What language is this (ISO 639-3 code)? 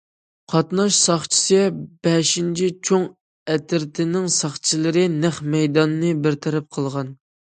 uig